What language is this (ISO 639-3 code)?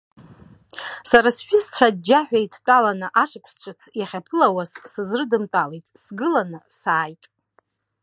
abk